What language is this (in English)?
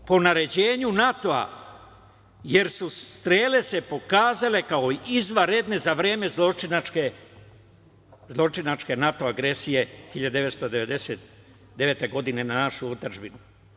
Serbian